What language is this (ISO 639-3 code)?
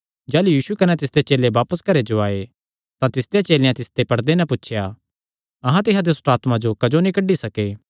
xnr